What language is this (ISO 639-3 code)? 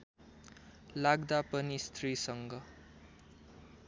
nep